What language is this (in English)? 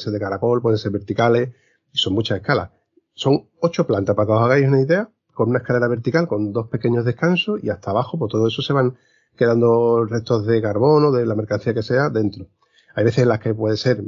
Spanish